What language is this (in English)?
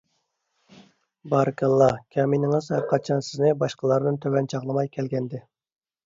Uyghur